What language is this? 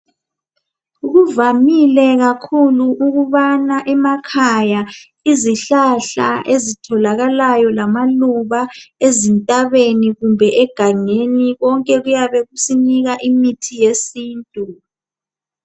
North Ndebele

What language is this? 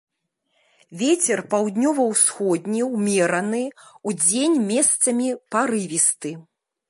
Belarusian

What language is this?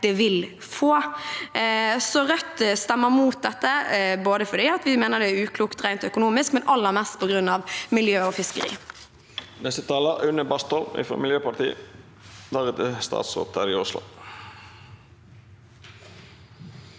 Norwegian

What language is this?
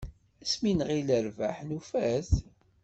Kabyle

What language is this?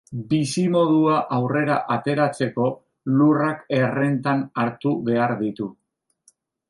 Basque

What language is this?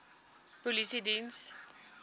Afrikaans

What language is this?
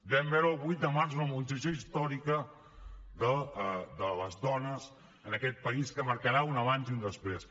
Catalan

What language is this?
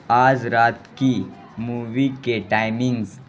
Urdu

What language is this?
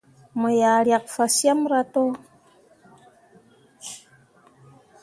Mundang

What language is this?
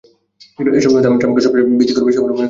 Bangla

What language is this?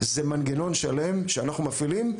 Hebrew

